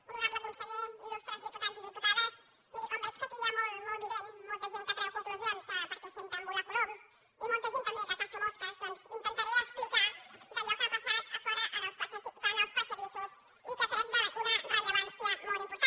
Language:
Catalan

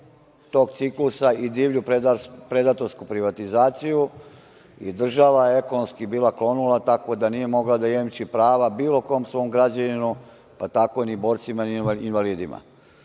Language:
Serbian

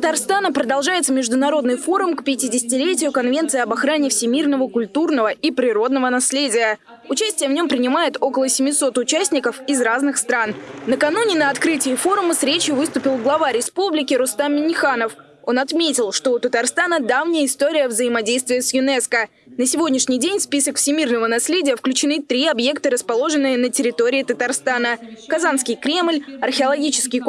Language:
Russian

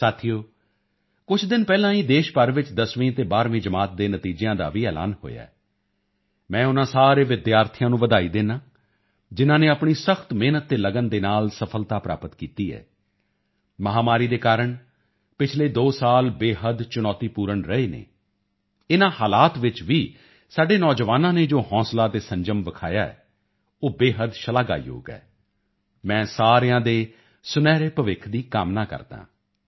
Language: Punjabi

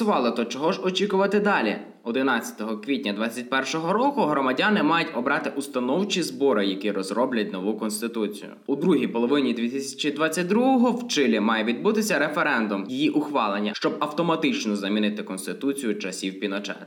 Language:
Ukrainian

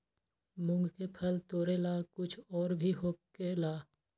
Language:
Magahi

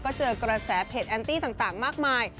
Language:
Thai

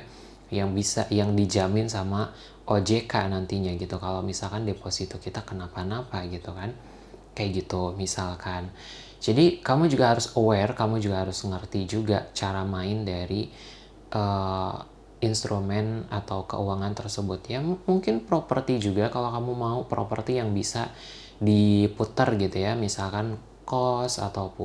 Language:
Indonesian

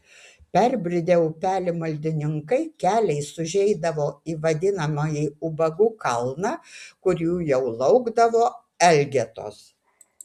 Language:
Lithuanian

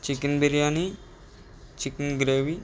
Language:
Telugu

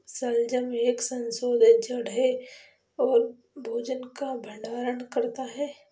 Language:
Hindi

